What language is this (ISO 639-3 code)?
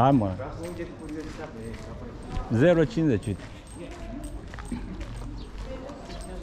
ron